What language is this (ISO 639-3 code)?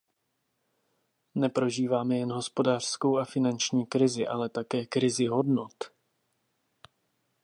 ces